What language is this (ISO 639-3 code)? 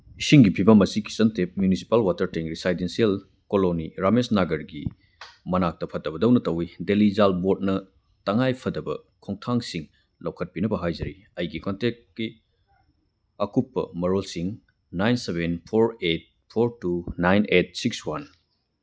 mni